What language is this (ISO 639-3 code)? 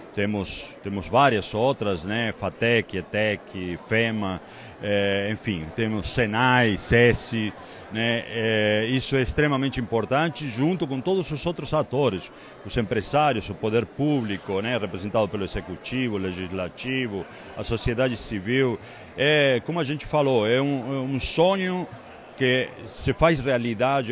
por